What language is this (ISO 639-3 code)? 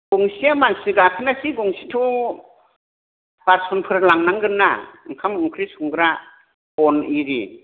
brx